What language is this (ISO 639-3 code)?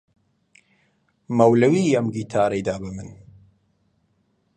ckb